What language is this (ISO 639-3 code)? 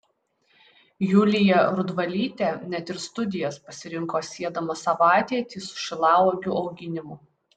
lit